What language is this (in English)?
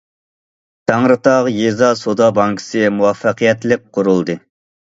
Uyghur